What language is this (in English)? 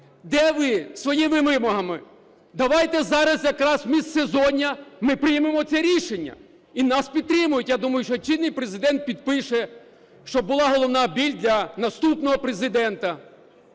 Ukrainian